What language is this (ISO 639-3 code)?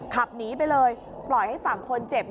tha